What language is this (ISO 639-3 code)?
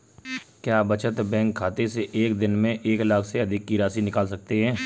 hin